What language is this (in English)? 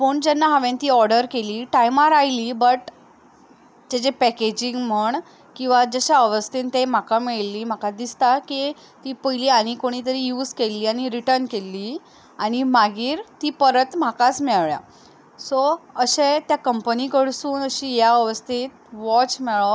Konkani